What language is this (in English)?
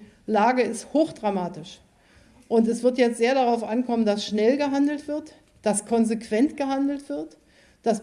German